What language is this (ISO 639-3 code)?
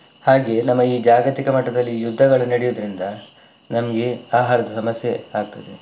kan